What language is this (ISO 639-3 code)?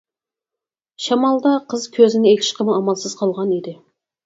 uig